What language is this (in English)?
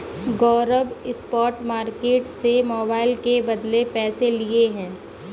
Hindi